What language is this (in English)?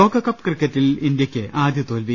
Malayalam